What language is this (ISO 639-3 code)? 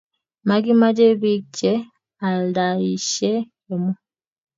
kln